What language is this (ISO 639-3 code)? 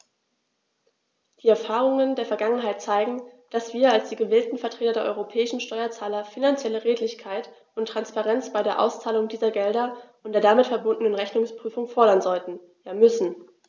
deu